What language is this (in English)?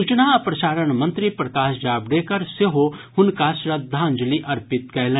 Maithili